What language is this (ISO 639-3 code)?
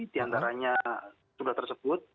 ind